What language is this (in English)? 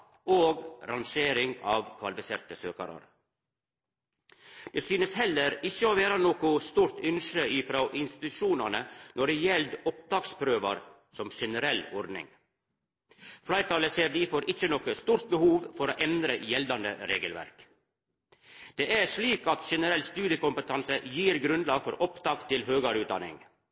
Norwegian Nynorsk